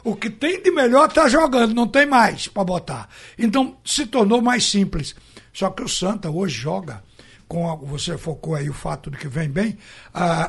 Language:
Portuguese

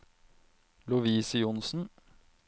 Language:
Norwegian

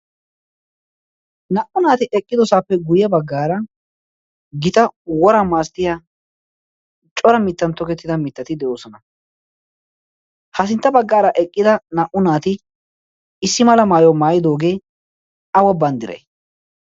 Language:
Wolaytta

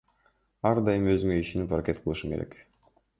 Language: Kyrgyz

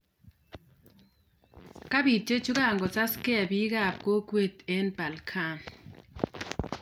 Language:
Kalenjin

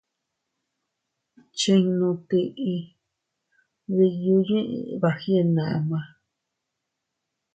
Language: Teutila Cuicatec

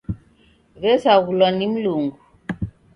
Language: Taita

